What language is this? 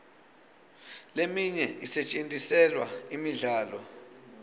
Swati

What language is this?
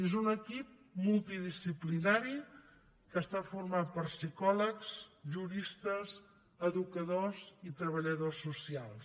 Catalan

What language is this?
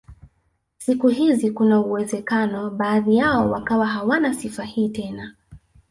Swahili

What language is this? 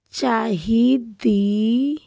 Punjabi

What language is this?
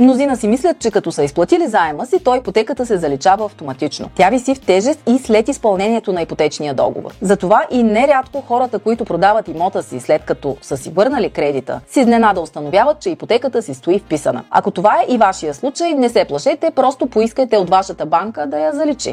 Bulgarian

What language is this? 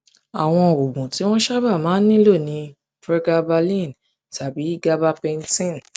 Yoruba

